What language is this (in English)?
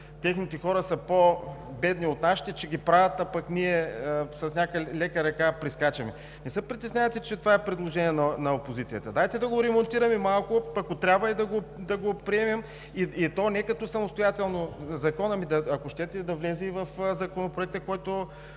Bulgarian